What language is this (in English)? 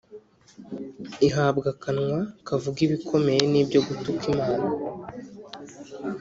Kinyarwanda